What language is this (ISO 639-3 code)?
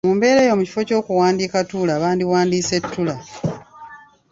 lug